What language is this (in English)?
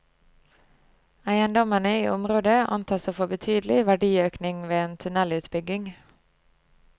Norwegian